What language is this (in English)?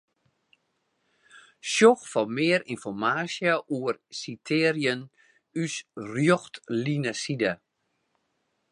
Western Frisian